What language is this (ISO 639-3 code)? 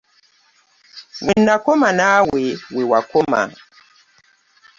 lug